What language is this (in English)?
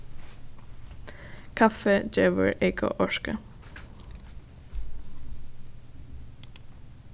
Faroese